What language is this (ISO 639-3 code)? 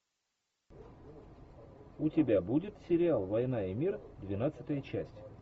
rus